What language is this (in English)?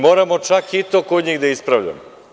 Serbian